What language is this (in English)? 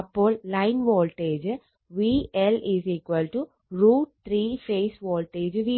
Malayalam